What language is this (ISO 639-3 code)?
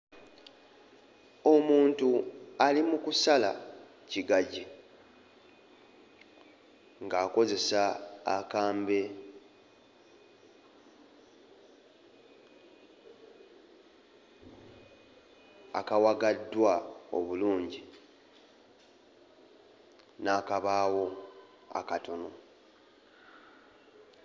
lug